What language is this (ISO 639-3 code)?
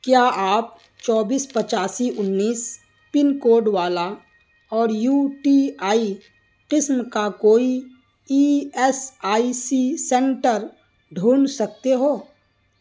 urd